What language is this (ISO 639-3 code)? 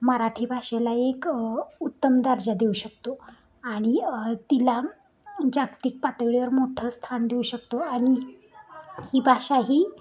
mar